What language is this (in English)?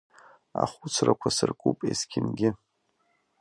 Abkhazian